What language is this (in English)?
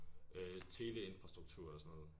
Danish